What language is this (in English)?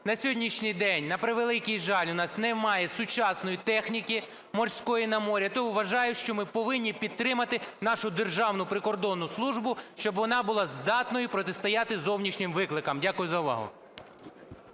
Ukrainian